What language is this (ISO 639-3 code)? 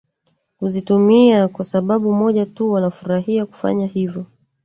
swa